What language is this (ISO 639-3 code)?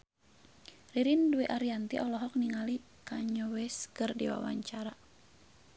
sun